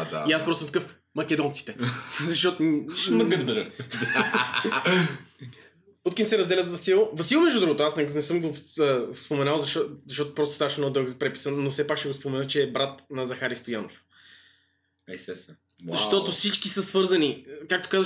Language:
Bulgarian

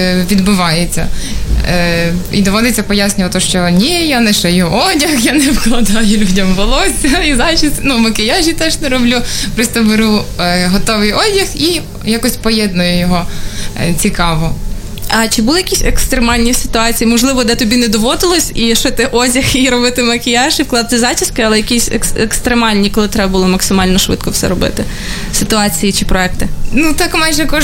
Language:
Ukrainian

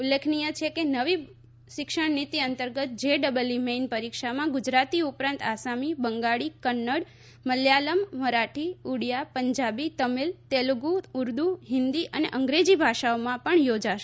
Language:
Gujarati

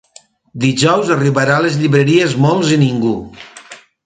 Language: Catalan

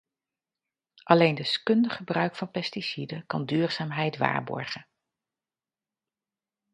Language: Dutch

